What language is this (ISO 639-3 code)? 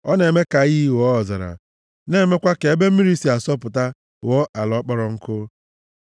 ibo